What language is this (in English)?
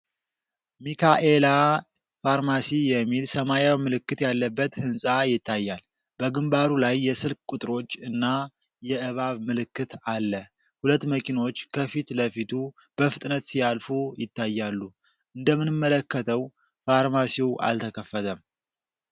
Amharic